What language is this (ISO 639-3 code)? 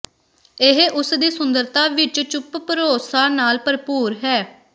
pan